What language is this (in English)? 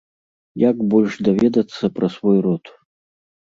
Belarusian